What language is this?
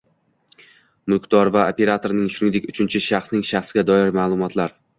Uzbek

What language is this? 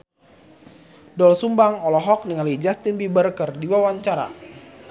Sundanese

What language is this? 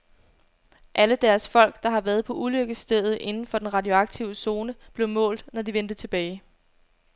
Danish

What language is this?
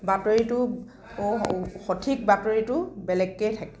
Assamese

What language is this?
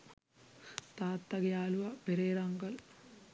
Sinhala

